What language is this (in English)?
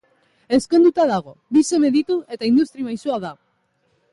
Basque